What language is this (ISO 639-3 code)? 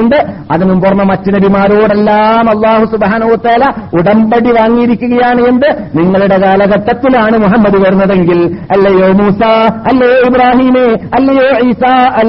mal